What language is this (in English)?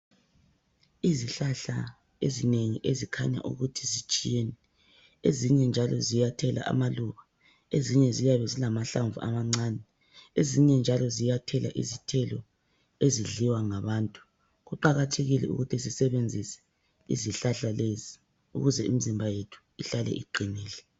North Ndebele